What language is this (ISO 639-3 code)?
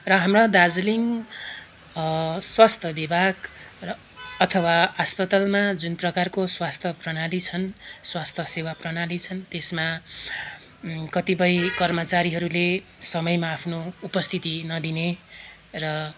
nep